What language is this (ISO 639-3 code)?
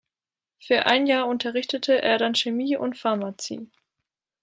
deu